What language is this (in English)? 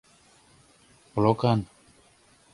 Mari